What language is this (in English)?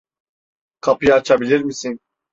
Turkish